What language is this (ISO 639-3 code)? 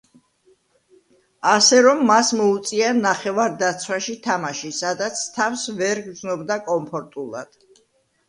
kat